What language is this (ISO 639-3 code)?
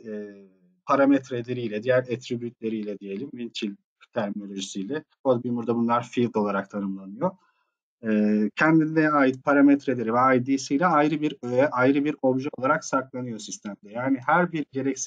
tur